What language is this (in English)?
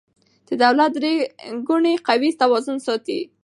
Pashto